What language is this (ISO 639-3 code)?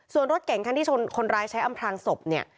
tha